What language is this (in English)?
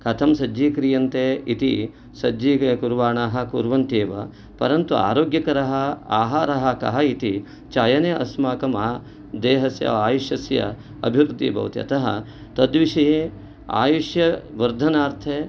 Sanskrit